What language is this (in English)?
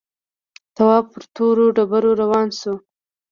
Pashto